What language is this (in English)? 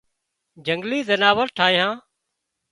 Wadiyara Koli